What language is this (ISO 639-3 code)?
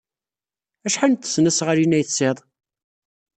kab